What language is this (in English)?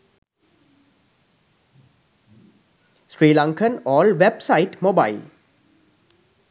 Sinhala